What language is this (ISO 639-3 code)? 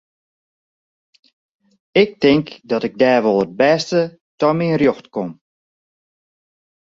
fry